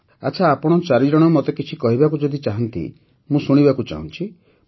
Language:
Odia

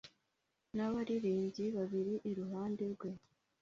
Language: Kinyarwanda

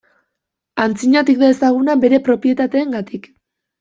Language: Basque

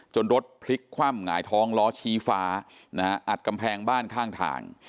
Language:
Thai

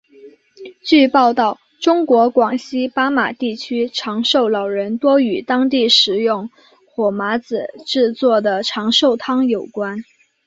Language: Chinese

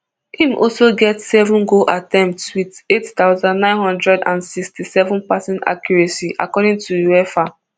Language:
Nigerian Pidgin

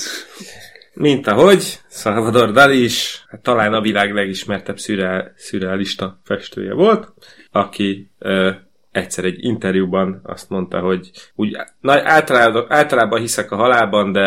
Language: Hungarian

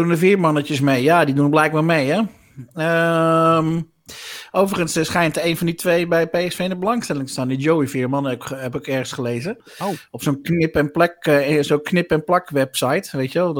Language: Dutch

